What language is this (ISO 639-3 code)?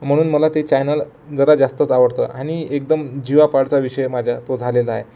mar